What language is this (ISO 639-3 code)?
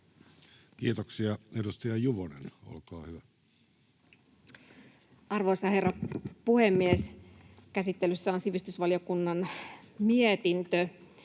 fin